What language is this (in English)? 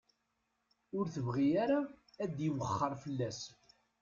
Kabyle